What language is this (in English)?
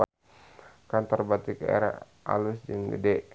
Sundanese